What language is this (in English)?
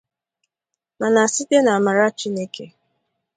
Igbo